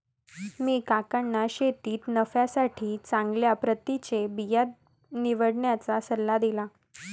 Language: Marathi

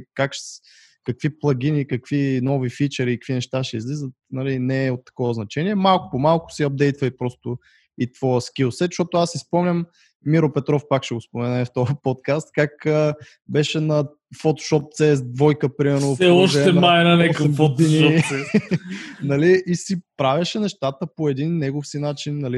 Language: Bulgarian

